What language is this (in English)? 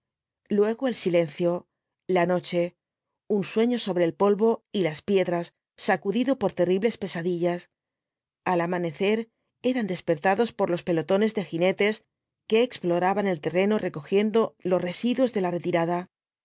Spanish